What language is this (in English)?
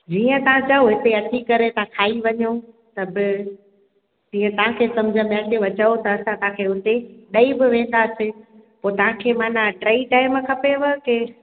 Sindhi